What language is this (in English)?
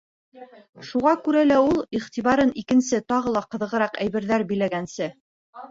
Bashkir